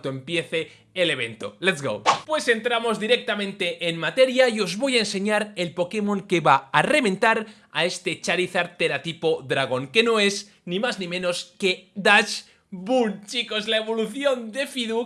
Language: Spanish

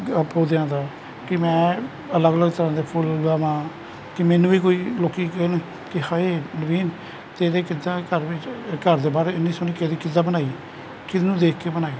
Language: Punjabi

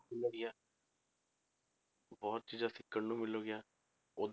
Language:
Punjabi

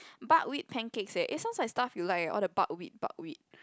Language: English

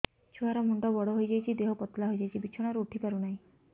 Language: Odia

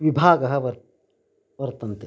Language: Sanskrit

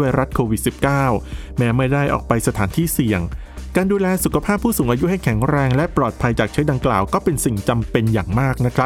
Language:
Thai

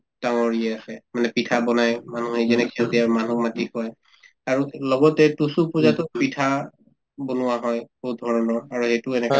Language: Assamese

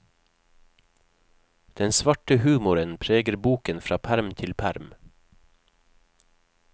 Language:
Norwegian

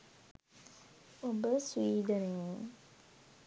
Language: Sinhala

